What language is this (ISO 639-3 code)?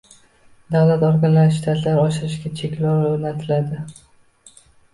uzb